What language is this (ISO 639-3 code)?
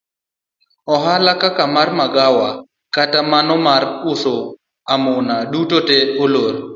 luo